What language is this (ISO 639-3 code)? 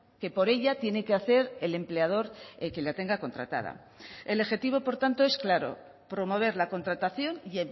spa